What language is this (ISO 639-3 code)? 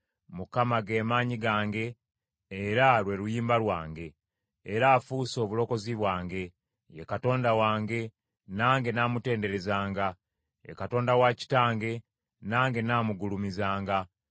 lug